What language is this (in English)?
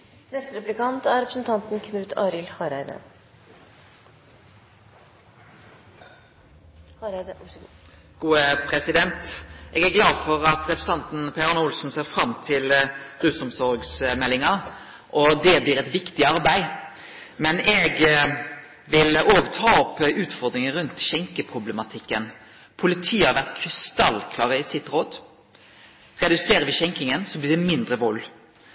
Norwegian